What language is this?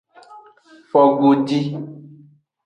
Aja (Benin)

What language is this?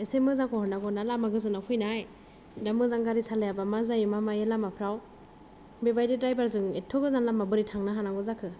Bodo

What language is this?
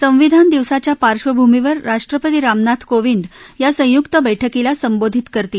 Marathi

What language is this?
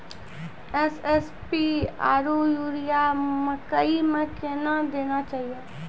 Maithili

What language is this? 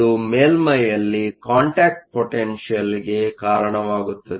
Kannada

